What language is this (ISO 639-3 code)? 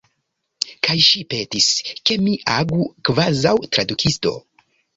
epo